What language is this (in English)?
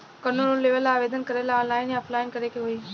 Bhojpuri